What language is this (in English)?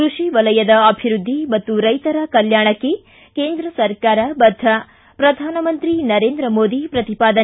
Kannada